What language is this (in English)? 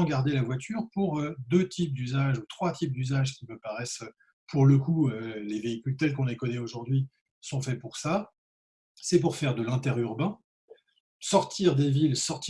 French